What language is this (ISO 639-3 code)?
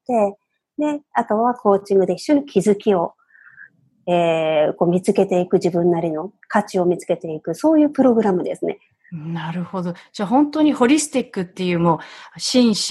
jpn